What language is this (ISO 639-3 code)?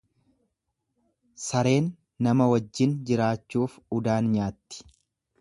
orm